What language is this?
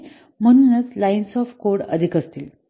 Marathi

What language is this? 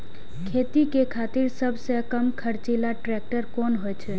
Maithili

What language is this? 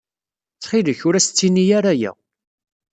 Kabyle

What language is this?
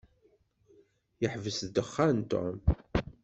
Kabyle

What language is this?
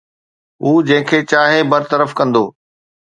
Sindhi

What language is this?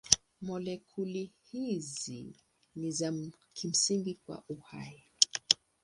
Swahili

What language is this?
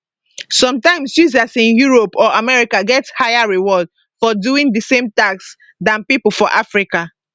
Nigerian Pidgin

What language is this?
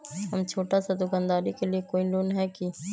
Magahi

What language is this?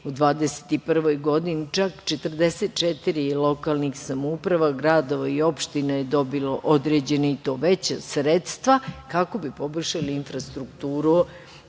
Serbian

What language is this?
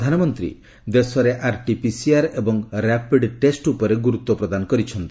Odia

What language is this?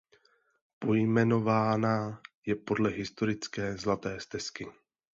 Czech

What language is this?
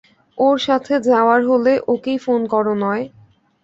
Bangla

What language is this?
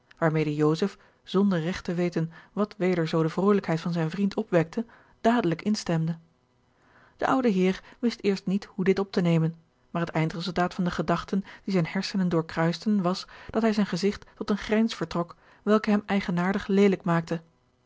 Dutch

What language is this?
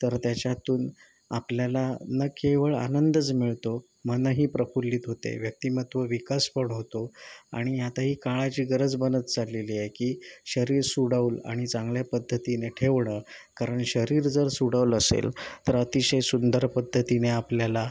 Marathi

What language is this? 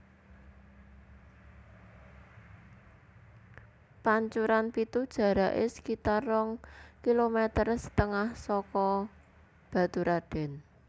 Javanese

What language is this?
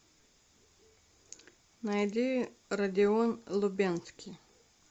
Russian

